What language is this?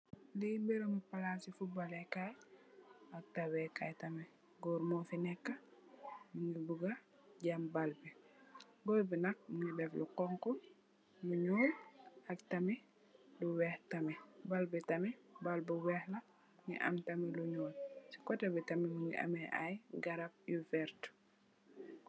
Wolof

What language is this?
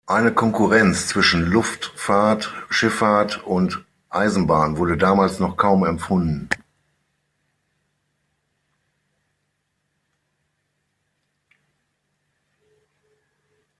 German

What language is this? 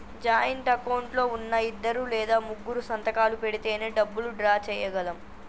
Telugu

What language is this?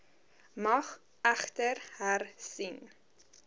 Afrikaans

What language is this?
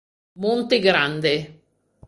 Italian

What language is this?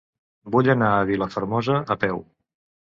Catalan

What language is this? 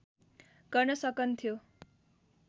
Nepali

